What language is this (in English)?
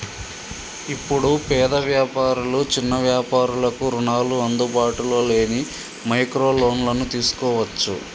Telugu